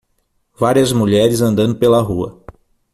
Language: Portuguese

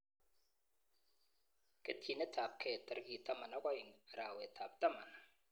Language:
Kalenjin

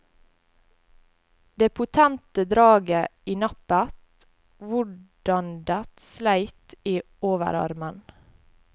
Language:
Norwegian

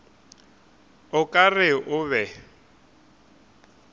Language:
Northern Sotho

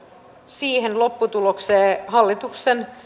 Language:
Finnish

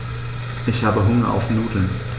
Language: German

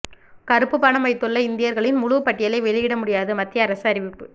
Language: Tamil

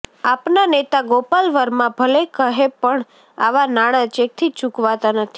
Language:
Gujarati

